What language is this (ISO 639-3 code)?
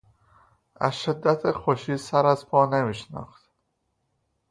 fas